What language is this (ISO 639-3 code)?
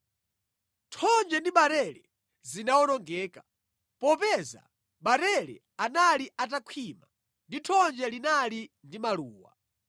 nya